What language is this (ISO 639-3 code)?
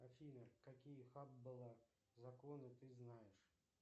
rus